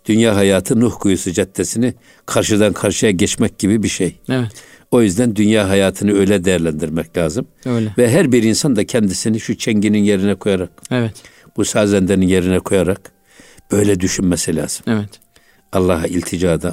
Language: Turkish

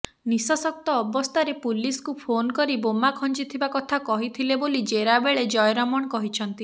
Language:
Odia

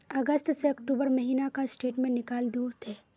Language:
Magahi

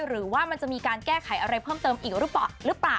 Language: Thai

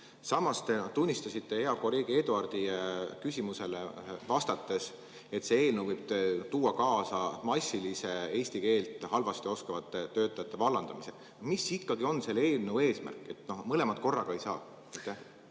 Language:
Estonian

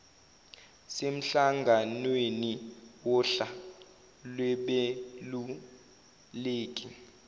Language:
Zulu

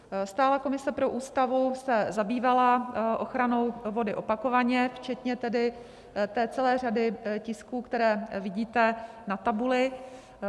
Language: Czech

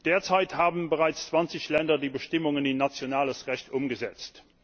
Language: German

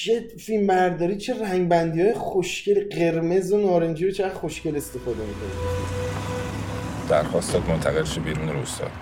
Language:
Persian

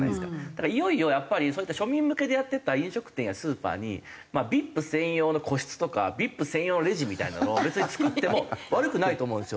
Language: Japanese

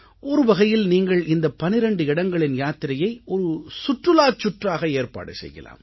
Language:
Tamil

